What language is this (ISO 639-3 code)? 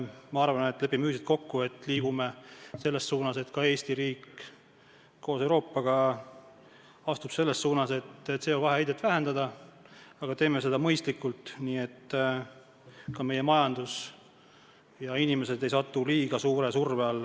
est